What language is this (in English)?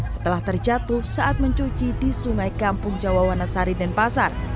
Indonesian